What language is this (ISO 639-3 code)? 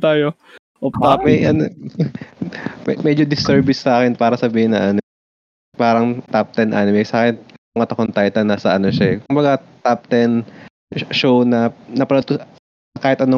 fil